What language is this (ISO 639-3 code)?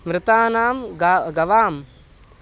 san